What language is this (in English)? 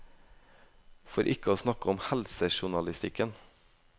Norwegian